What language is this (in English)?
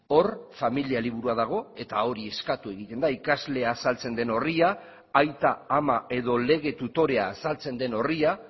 Basque